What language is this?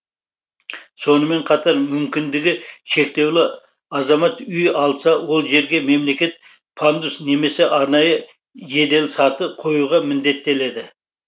Kazakh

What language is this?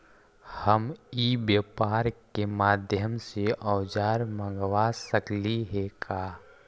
Magahi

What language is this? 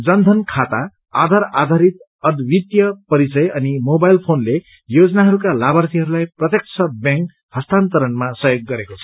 Nepali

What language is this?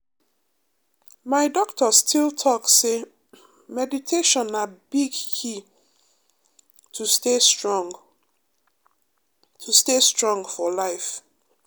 Nigerian Pidgin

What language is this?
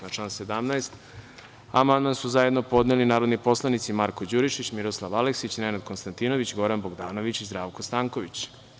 Serbian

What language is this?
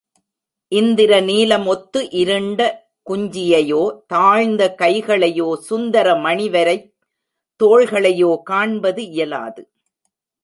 Tamil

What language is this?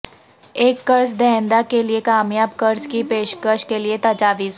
Urdu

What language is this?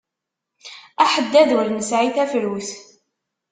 Kabyle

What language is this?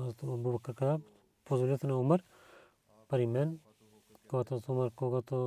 Bulgarian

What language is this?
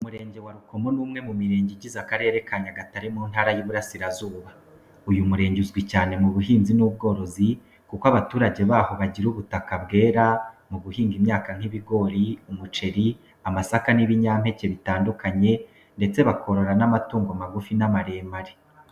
Kinyarwanda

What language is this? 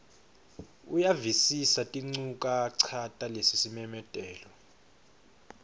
Swati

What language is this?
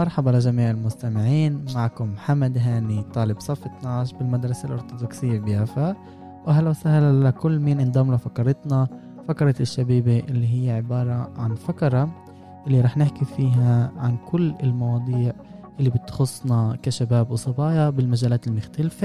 Arabic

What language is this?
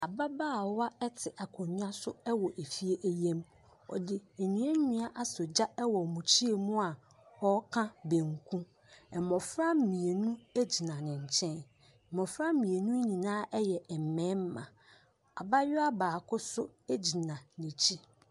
Akan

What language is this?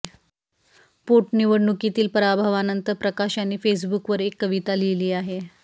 Marathi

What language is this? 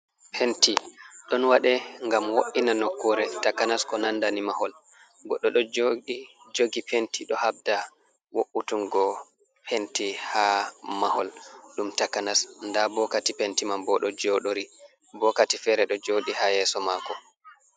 Fula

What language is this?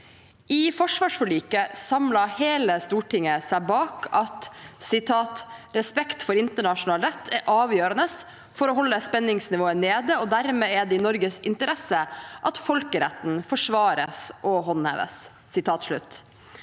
Norwegian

